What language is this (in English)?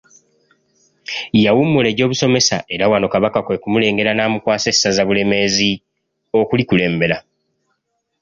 Ganda